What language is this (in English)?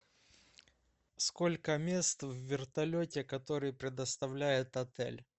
Russian